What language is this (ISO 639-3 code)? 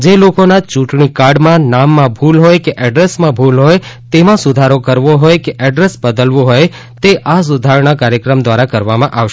guj